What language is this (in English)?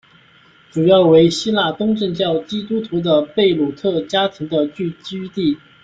Chinese